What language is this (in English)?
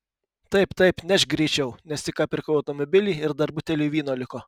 Lithuanian